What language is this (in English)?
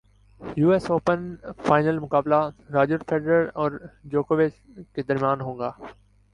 Urdu